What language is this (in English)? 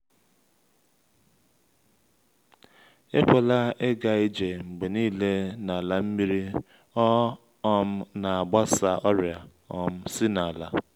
Igbo